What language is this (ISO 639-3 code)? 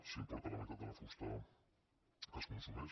cat